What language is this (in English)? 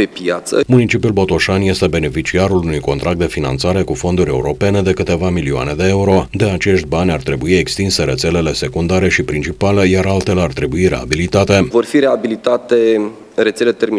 Romanian